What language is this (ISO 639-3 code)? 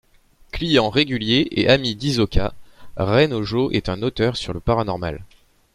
fra